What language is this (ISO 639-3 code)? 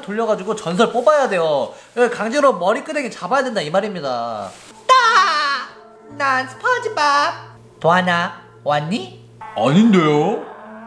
kor